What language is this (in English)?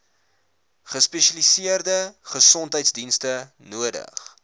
Afrikaans